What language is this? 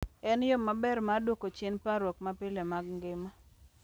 Luo (Kenya and Tanzania)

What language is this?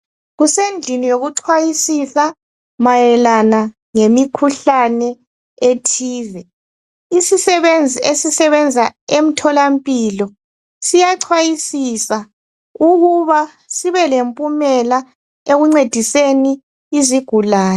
North Ndebele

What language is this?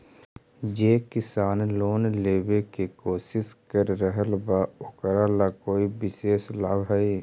Magahi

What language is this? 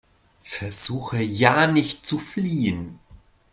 German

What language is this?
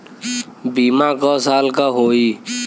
Bhojpuri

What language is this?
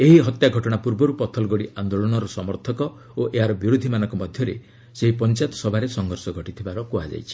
Odia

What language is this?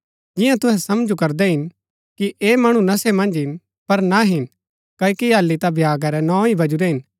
Gaddi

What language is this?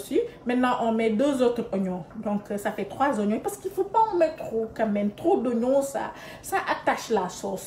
French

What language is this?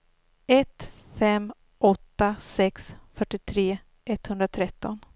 Swedish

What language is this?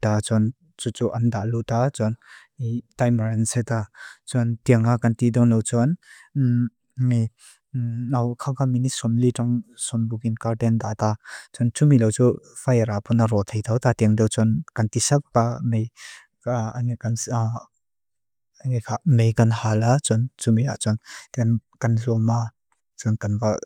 Mizo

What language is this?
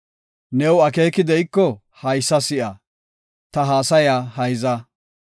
Gofa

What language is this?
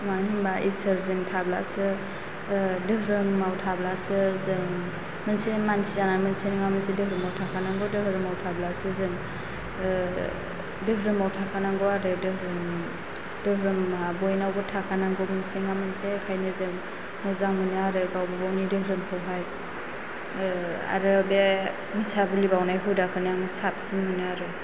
Bodo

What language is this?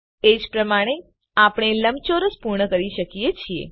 Gujarati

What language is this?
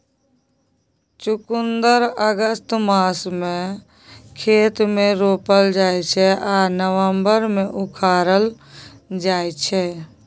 Maithili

